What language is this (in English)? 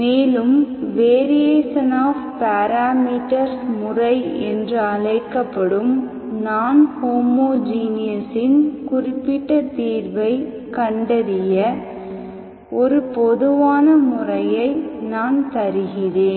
Tamil